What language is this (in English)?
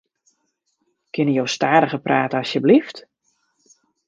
Western Frisian